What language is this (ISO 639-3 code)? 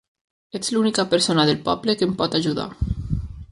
cat